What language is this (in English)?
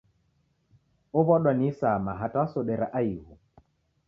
Taita